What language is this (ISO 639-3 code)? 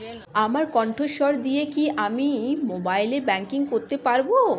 ben